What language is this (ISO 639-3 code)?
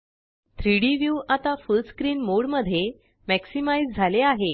mar